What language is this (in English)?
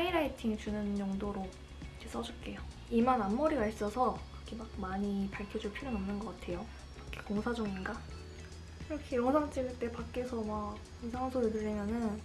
Korean